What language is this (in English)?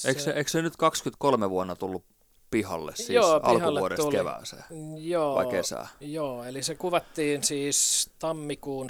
Finnish